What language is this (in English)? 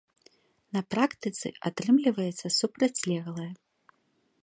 Belarusian